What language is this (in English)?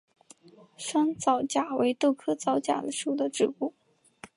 Chinese